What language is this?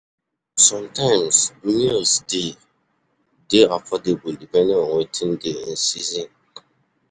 Nigerian Pidgin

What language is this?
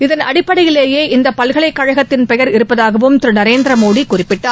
Tamil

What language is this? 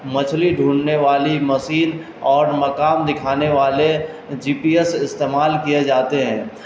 Urdu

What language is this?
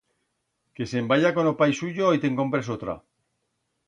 Aragonese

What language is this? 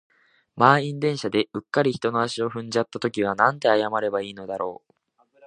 Japanese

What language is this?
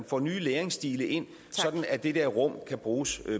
Danish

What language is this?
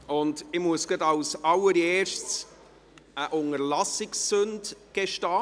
Swiss German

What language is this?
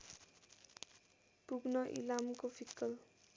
Nepali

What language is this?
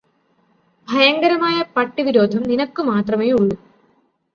Malayalam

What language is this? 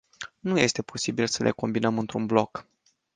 Romanian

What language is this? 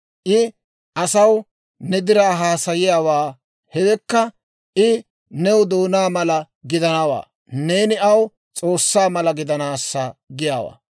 Dawro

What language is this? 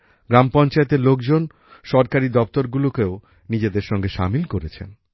Bangla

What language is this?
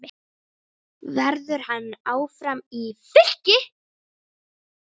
Icelandic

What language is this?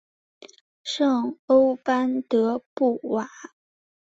Chinese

